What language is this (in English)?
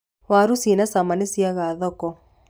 Kikuyu